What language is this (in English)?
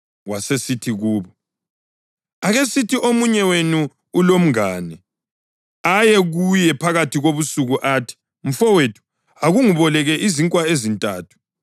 North Ndebele